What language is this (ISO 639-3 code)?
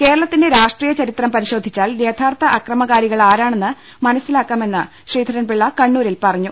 mal